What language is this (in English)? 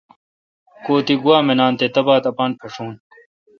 Kalkoti